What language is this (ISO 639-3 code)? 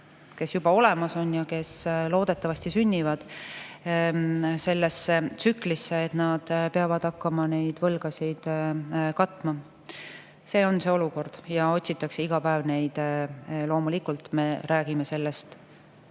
est